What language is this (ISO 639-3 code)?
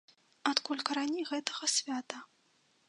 bel